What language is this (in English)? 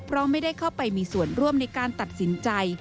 Thai